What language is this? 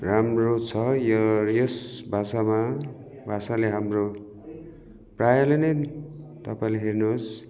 Nepali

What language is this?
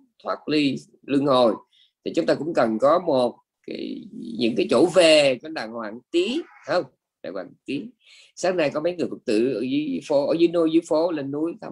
Vietnamese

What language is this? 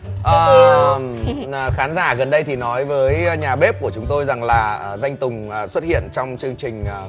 Vietnamese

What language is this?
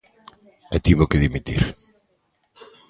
Galician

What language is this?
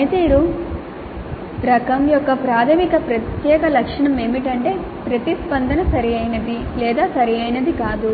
Telugu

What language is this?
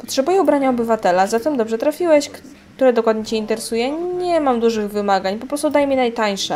Polish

